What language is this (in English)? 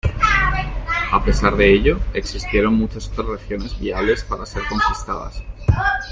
Spanish